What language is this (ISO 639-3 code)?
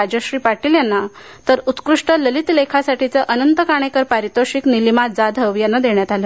mar